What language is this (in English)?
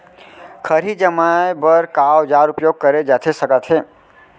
Chhattisgarhi